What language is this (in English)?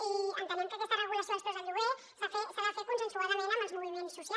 Catalan